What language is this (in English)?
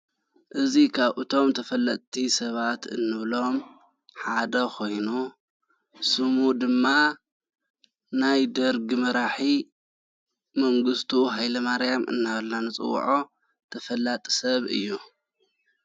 Tigrinya